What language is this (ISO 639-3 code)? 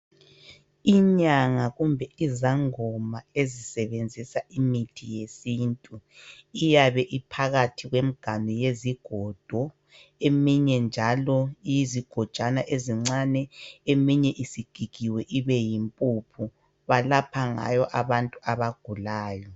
nde